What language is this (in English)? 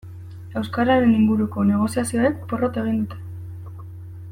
Basque